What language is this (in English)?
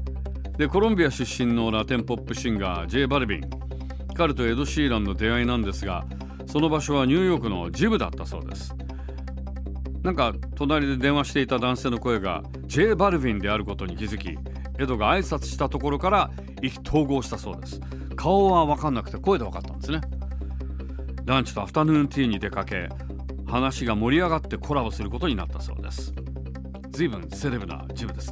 Japanese